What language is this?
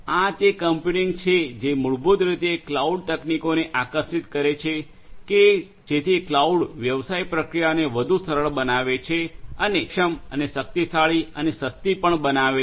Gujarati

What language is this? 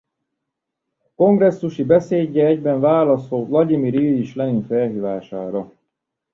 Hungarian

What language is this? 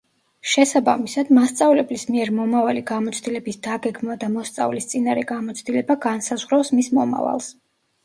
Georgian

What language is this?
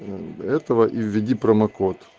Russian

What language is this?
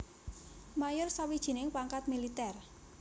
Javanese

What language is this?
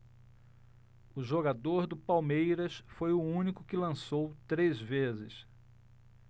Portuguese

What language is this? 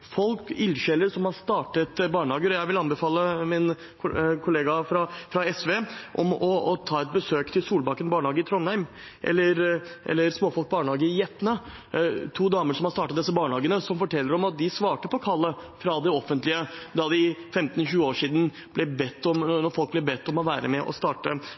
Norwegian Bokmål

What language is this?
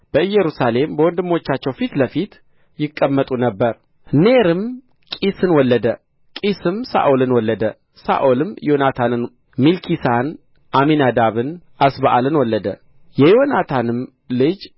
Amharic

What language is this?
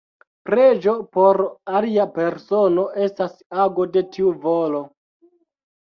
Esperanto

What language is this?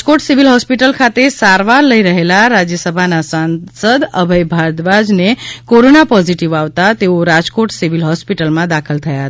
Gujarati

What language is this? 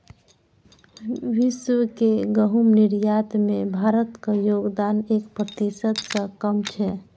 Maithili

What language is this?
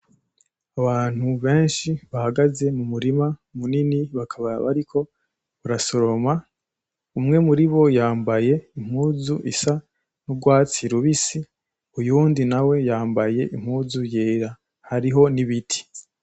Rundi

